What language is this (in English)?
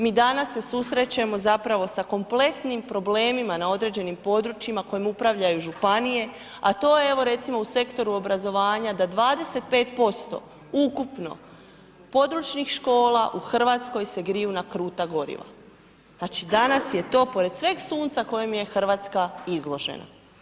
Croatian